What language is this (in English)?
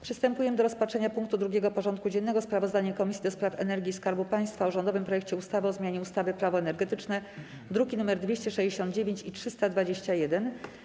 Polish